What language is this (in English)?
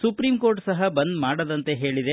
Kannada